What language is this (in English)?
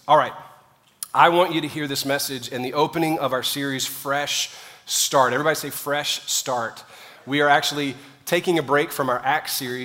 English